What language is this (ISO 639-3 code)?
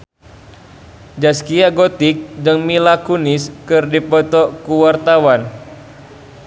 sun